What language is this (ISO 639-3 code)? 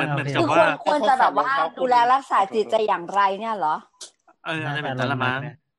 tha